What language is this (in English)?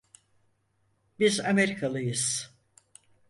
Turkish